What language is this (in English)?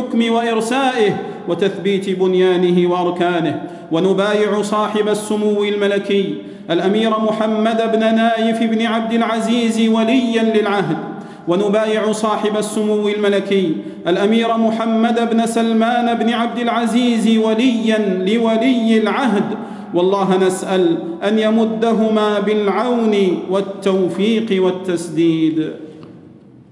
Arabic